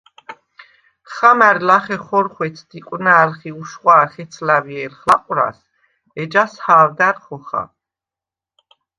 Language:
Svan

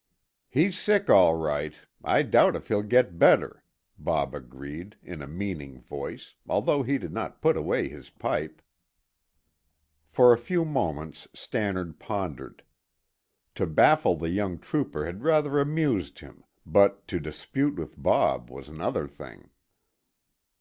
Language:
English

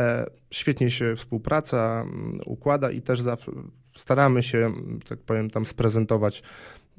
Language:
Polish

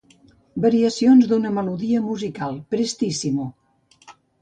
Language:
Catalan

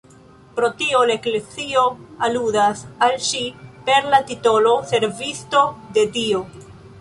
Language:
Esperanto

